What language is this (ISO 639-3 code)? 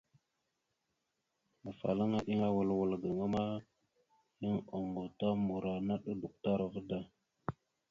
mxu